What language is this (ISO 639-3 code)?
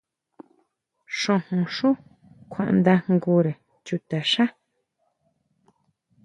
mau